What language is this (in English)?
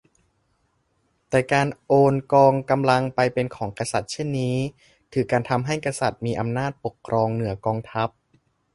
Thai